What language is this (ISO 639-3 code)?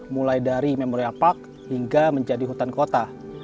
ind